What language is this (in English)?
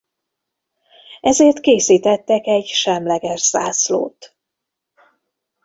Hungarian